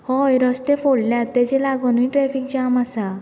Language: Konkani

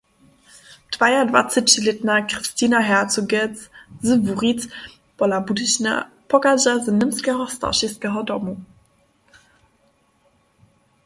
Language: Upper Sorbian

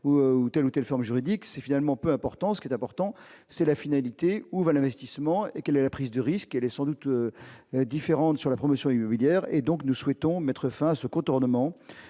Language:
French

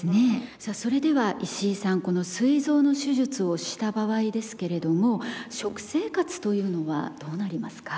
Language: Japanese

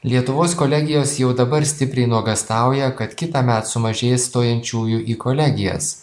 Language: Lithuanian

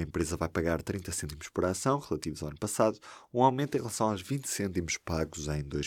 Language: Portuguese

